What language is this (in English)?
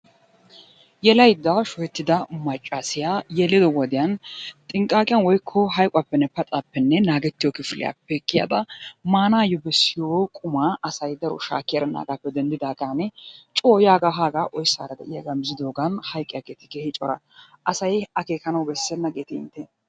Wolaytta